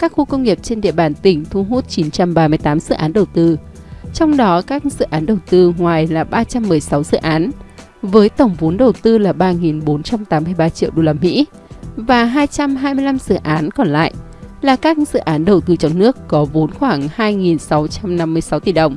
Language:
Vietnamese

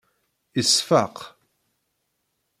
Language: Kabyle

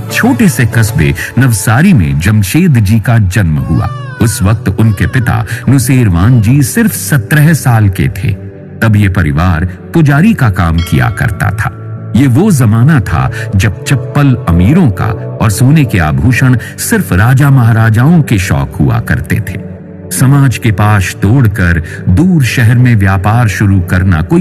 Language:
Hindi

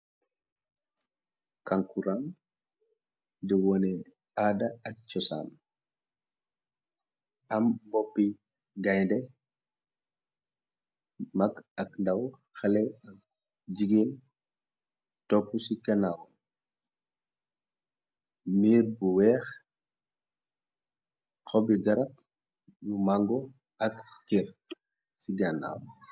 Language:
Wolof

